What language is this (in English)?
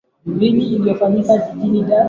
Swahili